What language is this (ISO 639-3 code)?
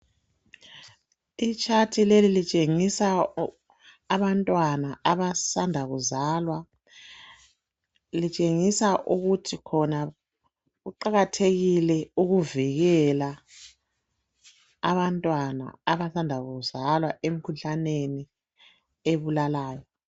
nde